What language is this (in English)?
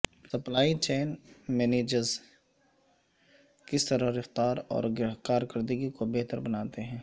Urdu